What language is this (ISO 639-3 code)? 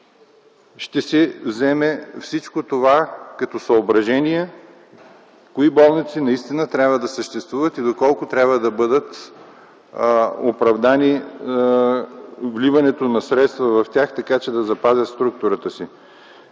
bul